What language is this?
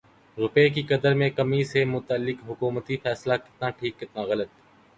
Urdu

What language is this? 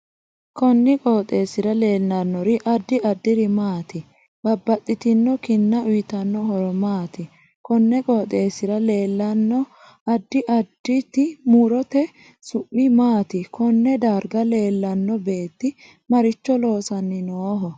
Sidamo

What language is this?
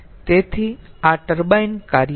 Gujarati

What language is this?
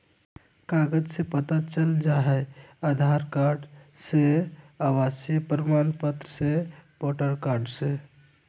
Magahi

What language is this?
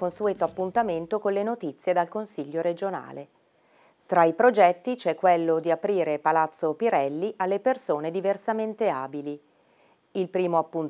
Italian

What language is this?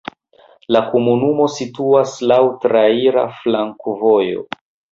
Esperanto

